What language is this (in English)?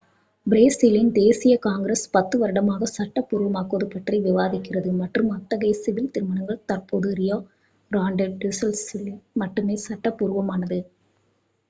Tamil